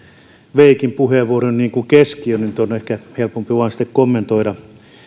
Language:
Finnish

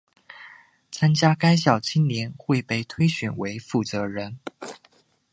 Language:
Chinese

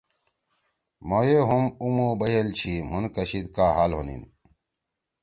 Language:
Torwali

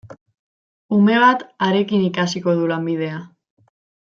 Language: Basque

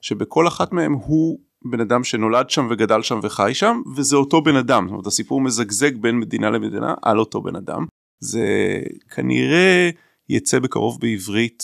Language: Hebrew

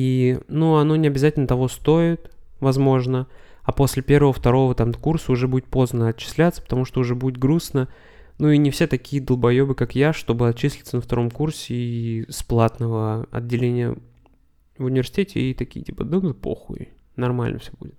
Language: Russian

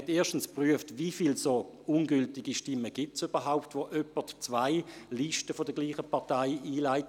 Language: Swiss German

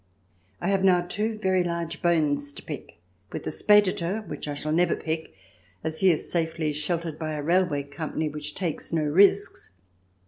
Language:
English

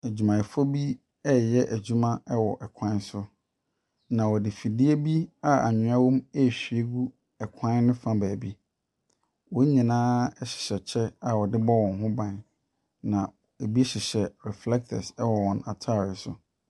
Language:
Akan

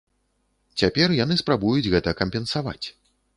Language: Belarusian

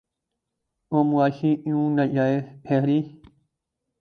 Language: Urdu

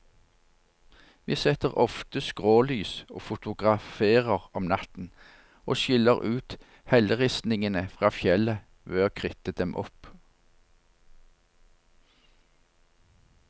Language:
Norwegian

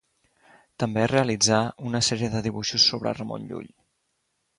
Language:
Catalan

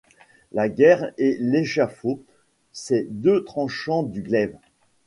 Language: French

